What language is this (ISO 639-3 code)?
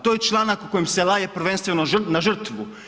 hrv